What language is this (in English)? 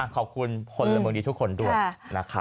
Thai